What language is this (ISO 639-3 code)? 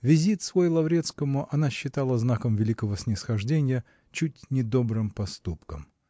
rus